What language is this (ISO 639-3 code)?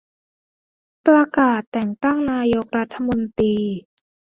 tha